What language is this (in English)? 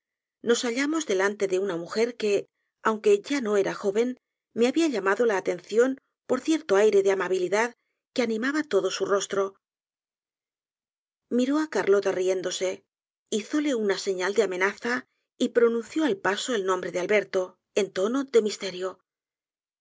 Spanish